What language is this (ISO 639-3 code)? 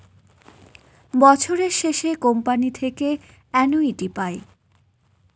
ben